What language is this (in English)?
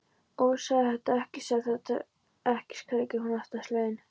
Icelandic